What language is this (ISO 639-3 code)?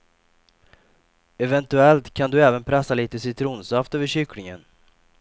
swe